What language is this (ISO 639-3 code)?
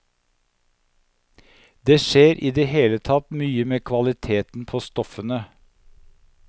nor